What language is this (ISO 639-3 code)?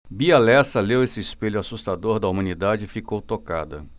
por